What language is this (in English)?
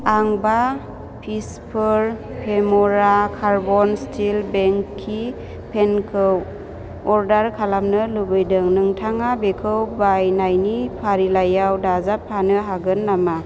Bodo